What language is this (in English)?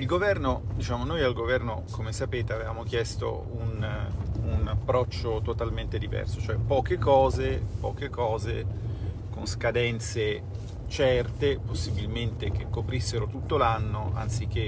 Italian